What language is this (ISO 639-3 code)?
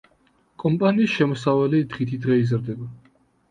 kat